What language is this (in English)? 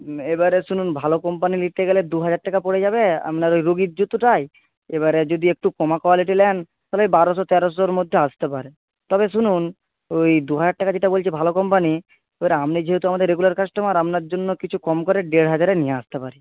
Bangla